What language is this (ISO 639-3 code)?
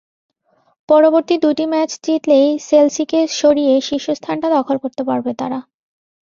ben